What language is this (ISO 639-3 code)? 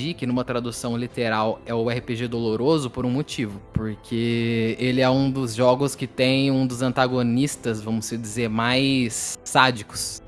por